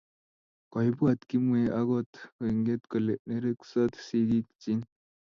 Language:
Kalenjin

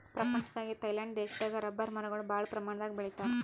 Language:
Kannada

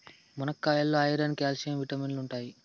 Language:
Telugu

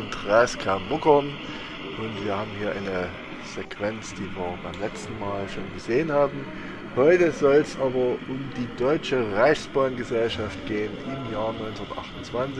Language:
German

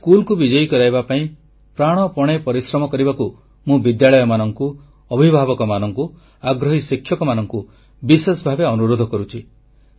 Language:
Odia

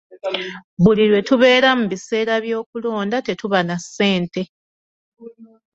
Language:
Ganda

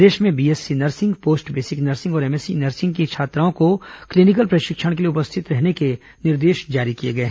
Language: Hindi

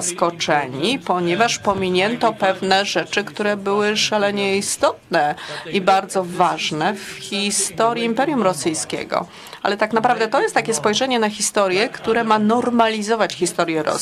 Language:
Polish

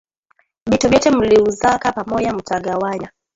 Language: Swahili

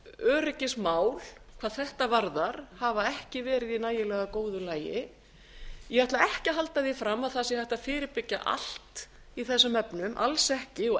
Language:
Icelandic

